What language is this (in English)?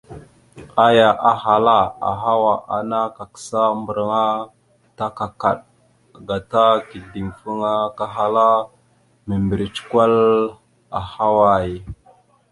Mada (Cameroon)